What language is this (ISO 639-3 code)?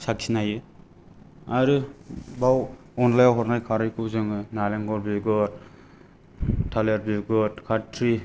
brx